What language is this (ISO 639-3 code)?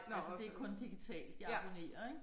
dan